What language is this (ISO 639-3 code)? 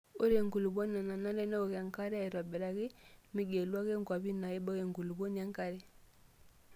mas